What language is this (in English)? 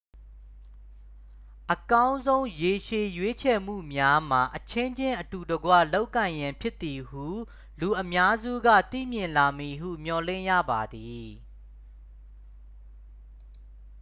Burmese